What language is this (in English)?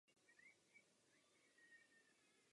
Czech